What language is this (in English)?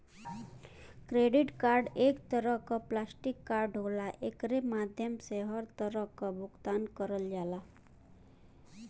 Bhojpuri